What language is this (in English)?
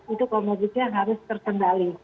Indonesian